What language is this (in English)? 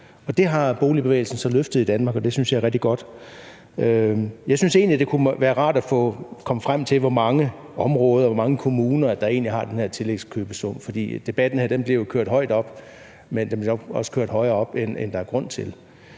Danish